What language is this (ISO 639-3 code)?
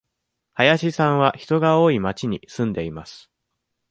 jpn